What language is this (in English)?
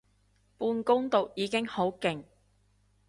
Cantonese